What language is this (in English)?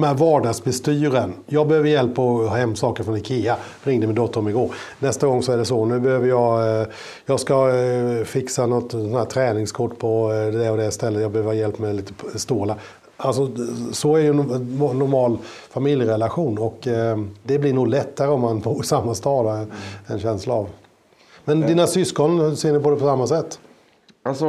Swedish